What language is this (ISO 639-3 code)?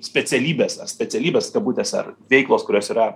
lit